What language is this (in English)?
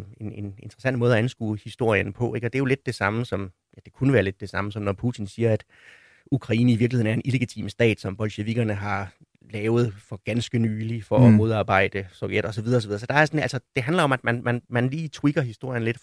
Danish